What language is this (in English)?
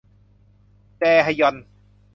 Thai